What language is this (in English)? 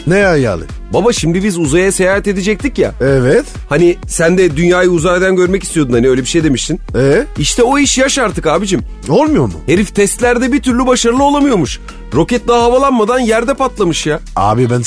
Turkish